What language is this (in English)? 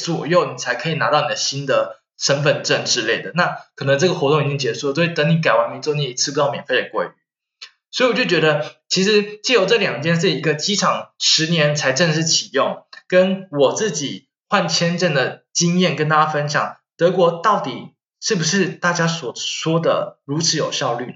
Chinese